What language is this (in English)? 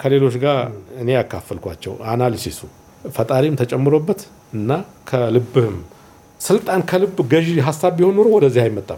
Amharic